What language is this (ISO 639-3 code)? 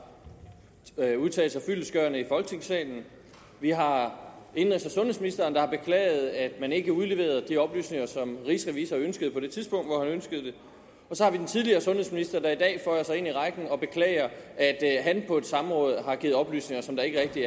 dan